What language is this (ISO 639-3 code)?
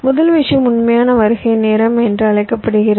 tam